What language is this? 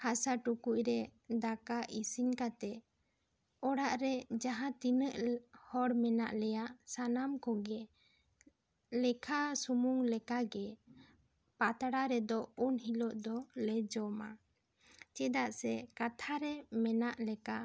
Santali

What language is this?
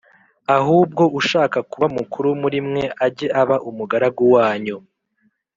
Kinyarwanda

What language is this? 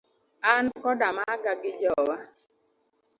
Luo (Kenya and Tanzania)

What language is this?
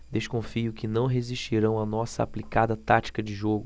Portuguese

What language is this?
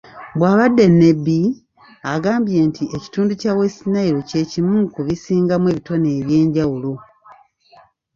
Ganda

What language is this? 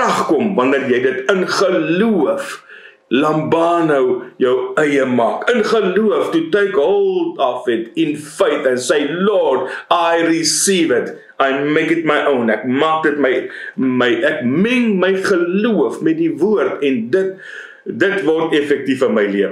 Dutch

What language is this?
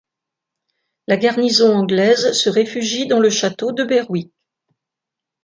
French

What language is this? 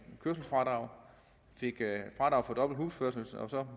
Danish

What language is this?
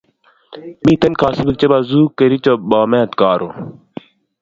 Kalenjin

